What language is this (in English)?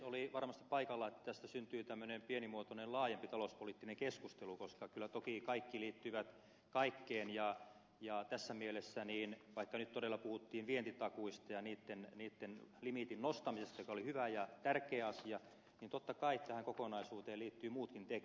Finnish